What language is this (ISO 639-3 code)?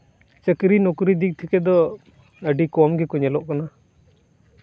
sat